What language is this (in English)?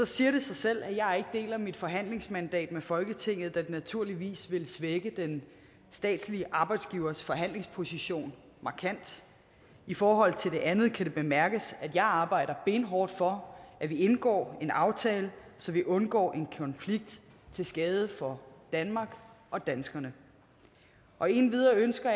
Danish